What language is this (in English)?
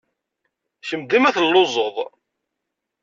Kabyle